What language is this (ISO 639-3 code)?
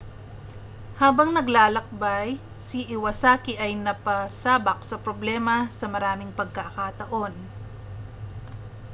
fil